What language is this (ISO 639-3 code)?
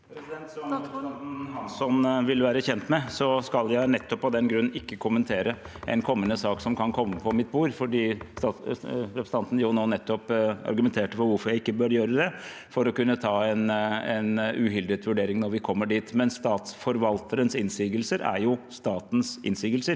nor